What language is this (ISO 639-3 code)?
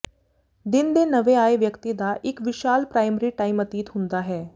pan